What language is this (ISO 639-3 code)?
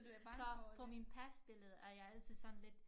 dan